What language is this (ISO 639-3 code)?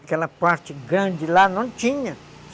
por